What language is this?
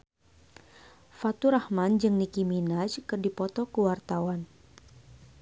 Sundanese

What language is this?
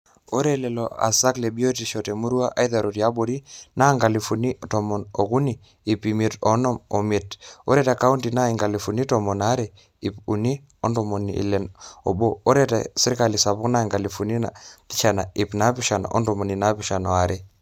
Masai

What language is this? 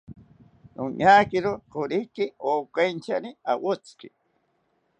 South Ucayali Ashéninka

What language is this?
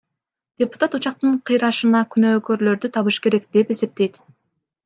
Kyrgyz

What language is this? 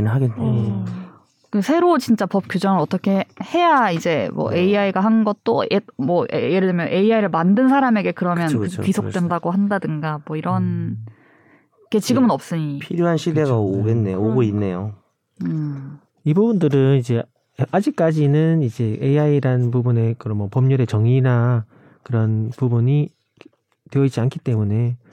Korean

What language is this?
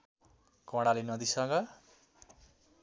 Nepali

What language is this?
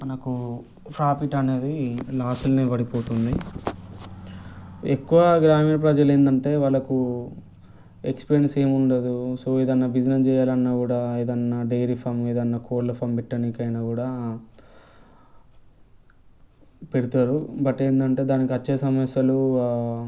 Telugu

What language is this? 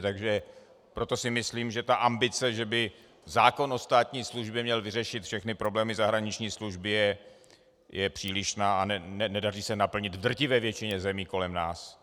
Czech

